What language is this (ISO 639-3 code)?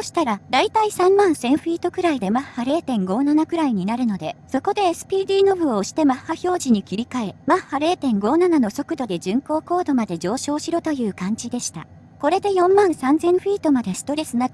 jpn